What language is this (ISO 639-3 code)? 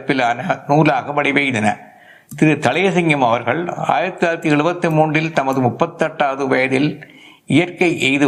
tam